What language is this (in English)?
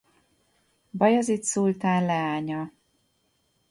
Hungarian